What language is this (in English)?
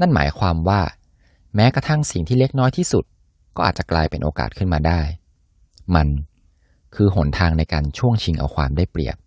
Thai